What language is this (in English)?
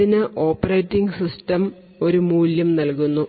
Malayalam